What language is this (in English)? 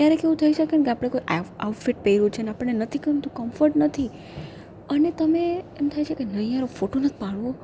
Gujarati